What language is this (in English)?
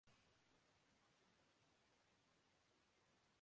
Urdu